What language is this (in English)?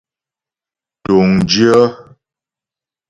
Ghomala